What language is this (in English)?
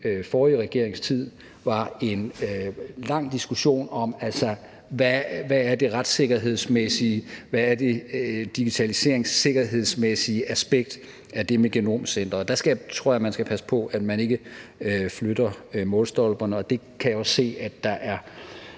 Danish